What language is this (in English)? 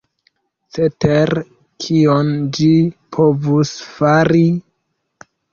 Esperanto